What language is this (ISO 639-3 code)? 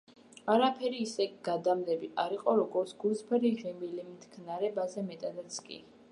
kat